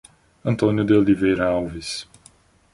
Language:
Portuguese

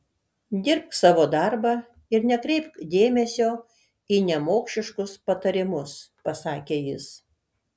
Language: Lithuanian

